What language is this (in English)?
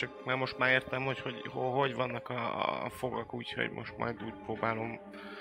Hungarian